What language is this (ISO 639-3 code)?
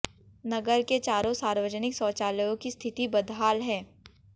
hin